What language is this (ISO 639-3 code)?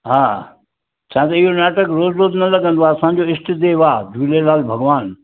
snd